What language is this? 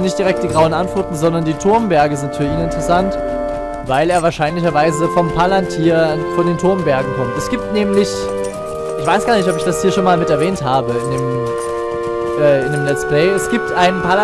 German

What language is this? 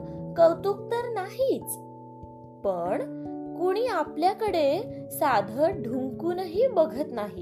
Marathi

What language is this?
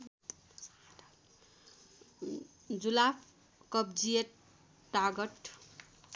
Nepali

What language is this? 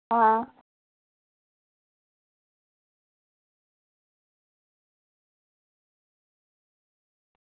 Dogri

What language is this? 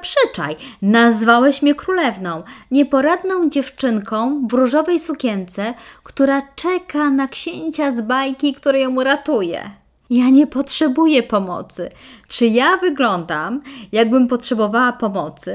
Polish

